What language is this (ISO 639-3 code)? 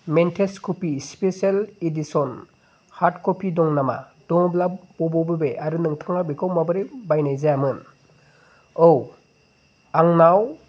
brx